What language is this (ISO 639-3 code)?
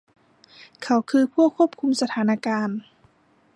tha